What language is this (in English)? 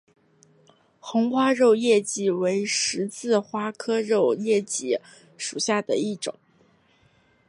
Chinese